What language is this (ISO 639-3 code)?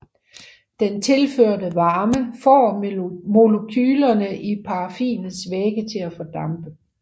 dan